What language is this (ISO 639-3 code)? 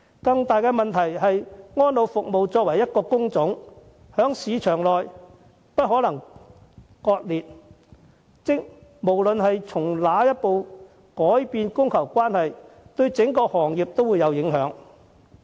yue